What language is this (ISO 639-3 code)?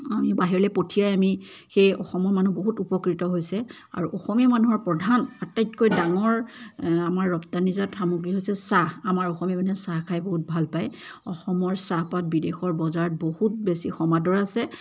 asm